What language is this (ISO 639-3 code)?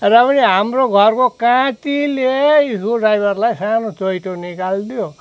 nep